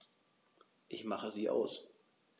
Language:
German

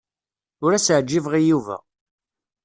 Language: Kabyle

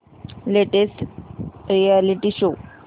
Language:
Marathi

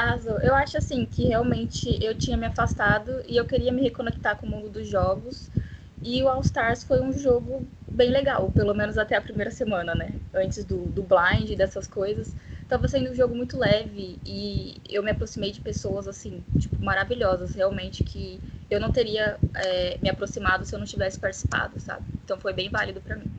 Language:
Portuguese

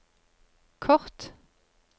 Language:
Norwegian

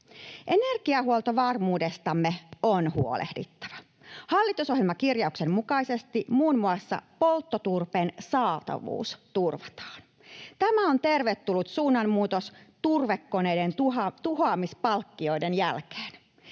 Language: Finnish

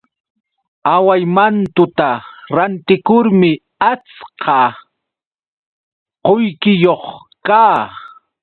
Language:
Yauyos Quechua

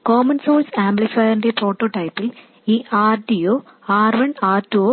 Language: Malayalam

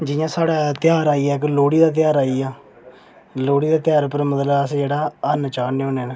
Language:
Dogri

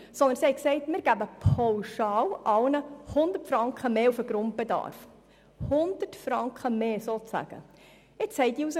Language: Swiss German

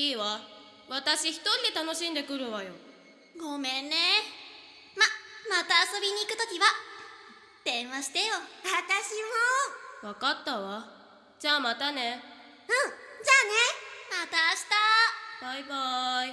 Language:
Japanese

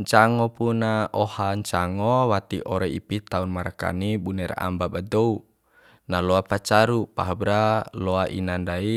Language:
Bima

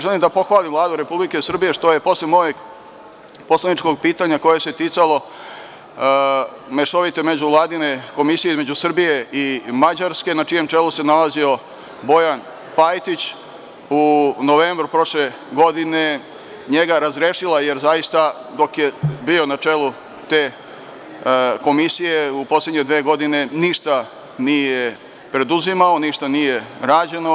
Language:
Serbian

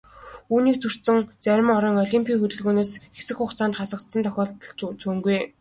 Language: Mongolian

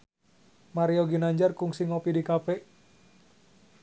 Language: Sundanese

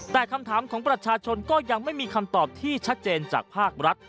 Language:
Thai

